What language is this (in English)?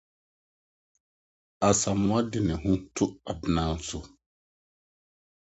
Akan